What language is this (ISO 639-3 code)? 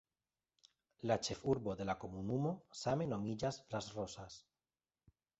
epo